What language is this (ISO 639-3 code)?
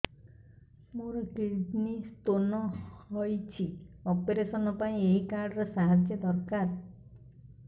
ori